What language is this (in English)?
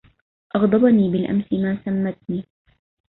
Arabic